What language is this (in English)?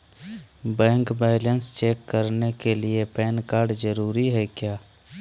Magahi